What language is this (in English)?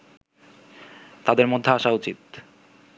Bangla